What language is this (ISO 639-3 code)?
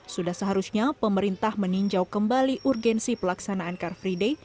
ind